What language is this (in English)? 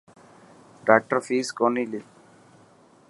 Dhatki